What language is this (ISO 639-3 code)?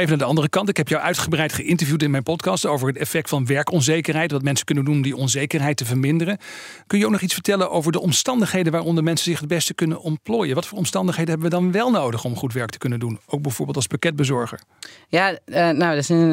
nld